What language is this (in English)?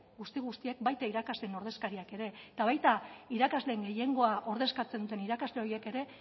Basque